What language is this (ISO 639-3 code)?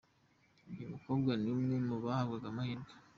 kin